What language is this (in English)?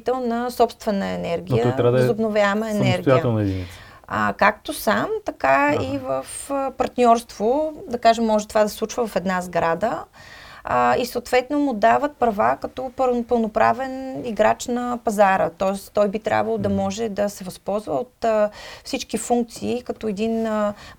Bulgarian